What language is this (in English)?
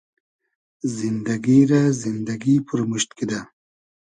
Hazaragi